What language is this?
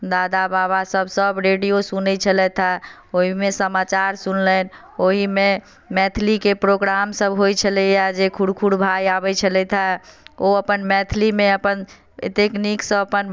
Maithili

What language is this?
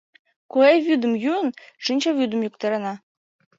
Mari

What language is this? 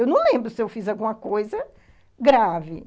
Portuguese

